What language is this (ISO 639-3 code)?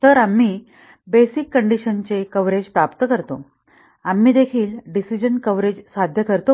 mar